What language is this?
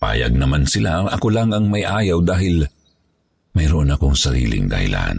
Filipino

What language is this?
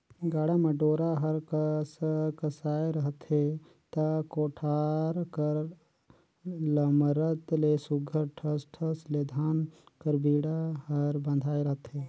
Chhattisgarhi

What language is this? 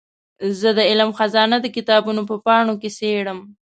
Pashto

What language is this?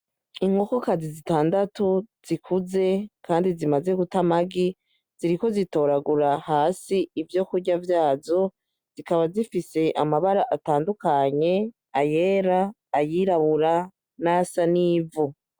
Rundi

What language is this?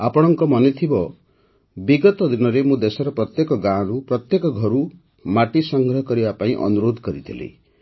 Odia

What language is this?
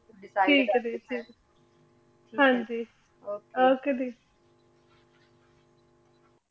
Punjabi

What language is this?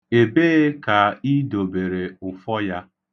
Igbo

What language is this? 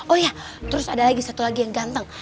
Indonesian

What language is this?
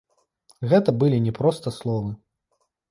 Belarusian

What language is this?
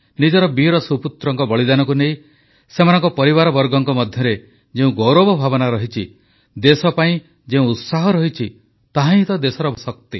Odia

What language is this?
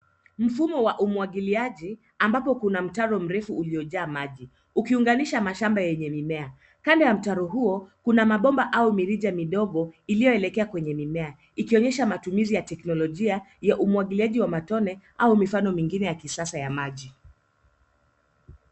Swahili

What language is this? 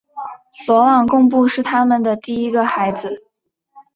Chinese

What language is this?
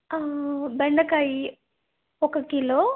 Telugu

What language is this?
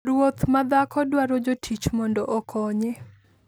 Luo (Kenya and Tanzania)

